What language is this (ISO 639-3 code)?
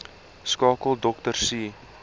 afr